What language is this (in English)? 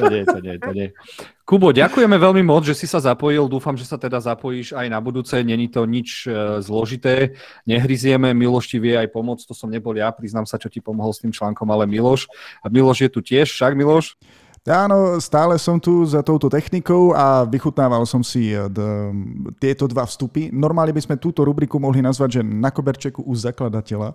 Slovak